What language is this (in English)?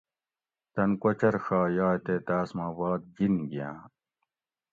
Gawri